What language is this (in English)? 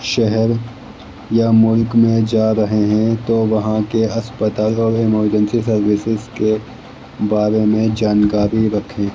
Urdu